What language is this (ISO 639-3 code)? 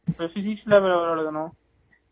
tam